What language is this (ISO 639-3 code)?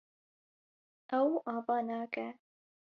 kur